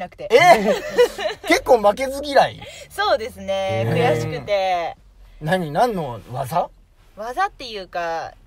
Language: Japanese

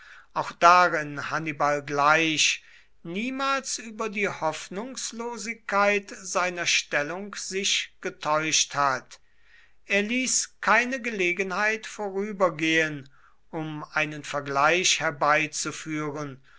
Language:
German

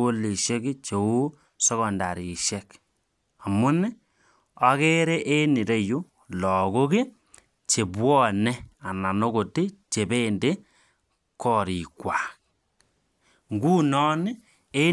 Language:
Kalenjin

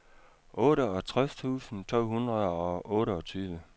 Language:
Danish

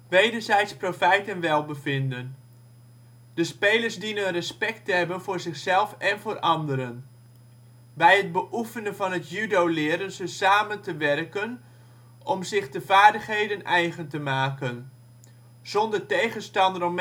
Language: Dutch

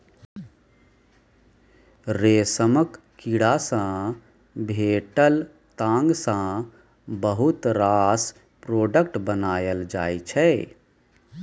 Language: Maithili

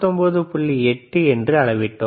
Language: Tamil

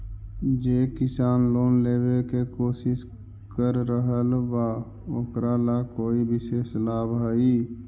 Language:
Magahi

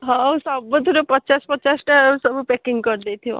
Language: Odia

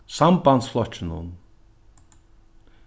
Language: Faroese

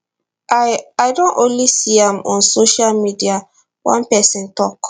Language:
Nigerian Pidgin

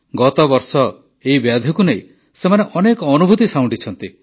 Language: Odia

